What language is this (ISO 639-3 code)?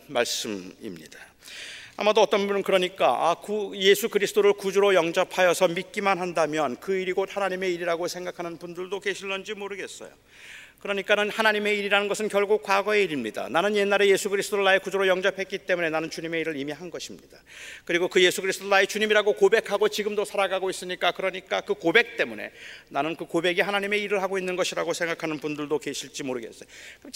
kor